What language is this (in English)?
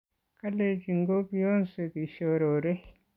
Kalenjin